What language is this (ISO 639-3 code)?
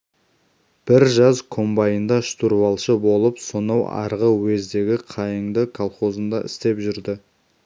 kaz